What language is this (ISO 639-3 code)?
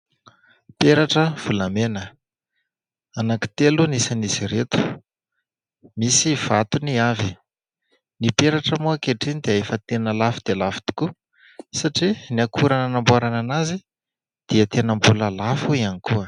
mlg